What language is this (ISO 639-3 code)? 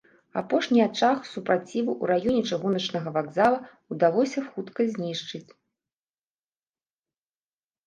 bel